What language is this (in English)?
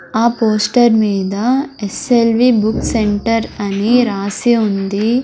Telugu